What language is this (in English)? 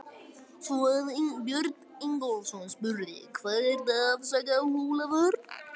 Icelandic